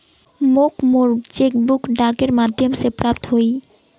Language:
Magahi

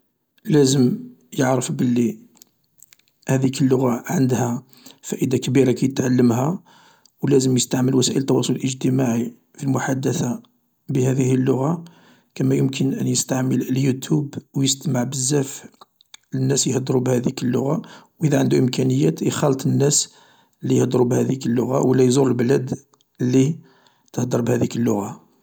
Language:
Algerian Arabic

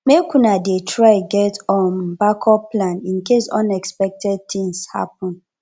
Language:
Nigerian Pidgin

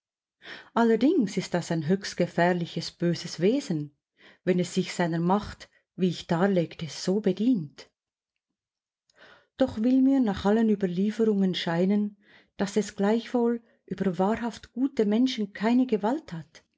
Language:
German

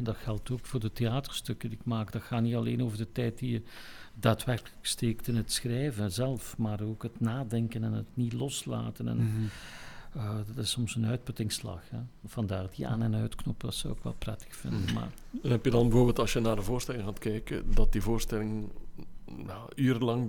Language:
Dutch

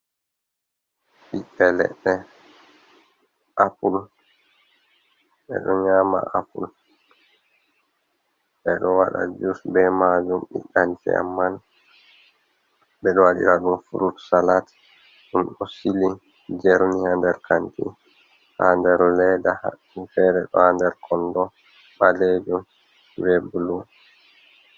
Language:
Fula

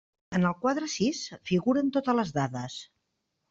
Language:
Catalan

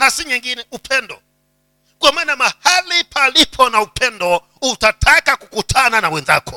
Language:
Swahili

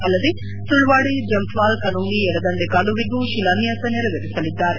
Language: Kannada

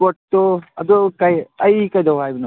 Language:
Manipuri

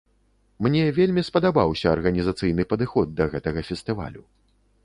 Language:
Belarusian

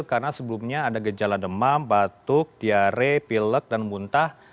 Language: Indonesian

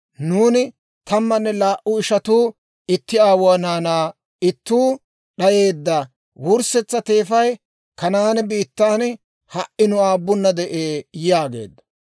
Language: Dawro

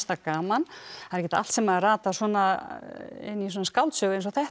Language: Icelandic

